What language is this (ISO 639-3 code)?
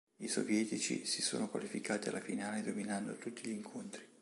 ita